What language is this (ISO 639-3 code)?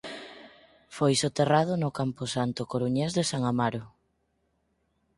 glg